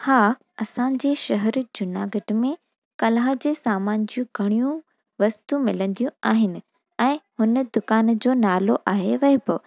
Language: Sindhi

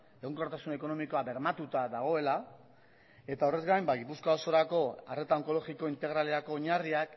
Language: Basque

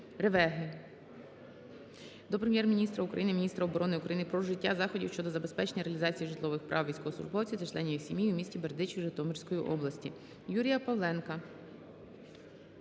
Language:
Ukrainian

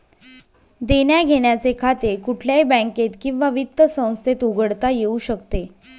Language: Marathi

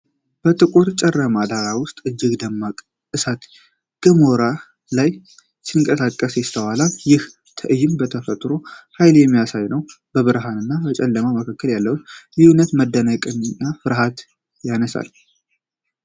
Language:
Amharic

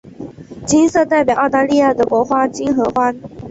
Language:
Chinese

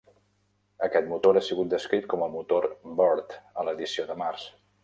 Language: Catalan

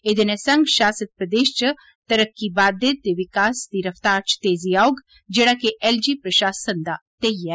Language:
Dogri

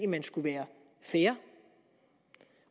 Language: Danish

